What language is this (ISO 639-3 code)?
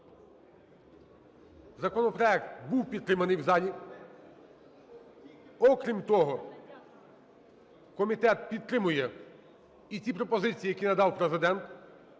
ukr